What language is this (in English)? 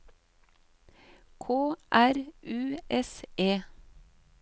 Norwegian